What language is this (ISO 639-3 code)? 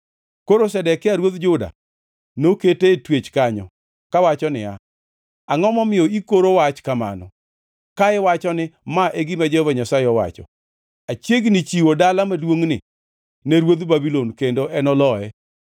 luo